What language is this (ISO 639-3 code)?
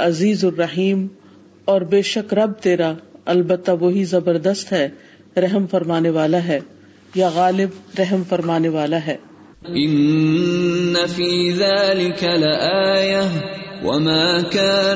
urd